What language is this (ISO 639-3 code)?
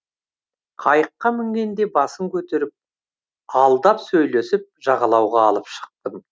kaz